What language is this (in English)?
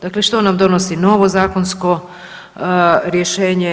Croatian